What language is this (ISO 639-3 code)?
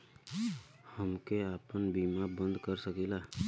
bho